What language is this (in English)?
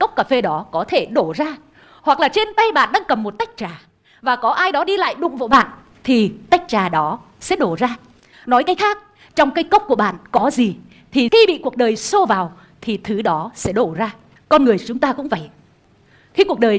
Vietnamese